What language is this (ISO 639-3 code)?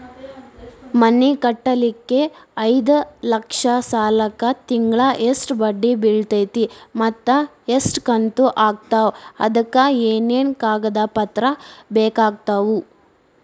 kan